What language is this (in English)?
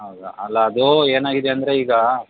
Kannada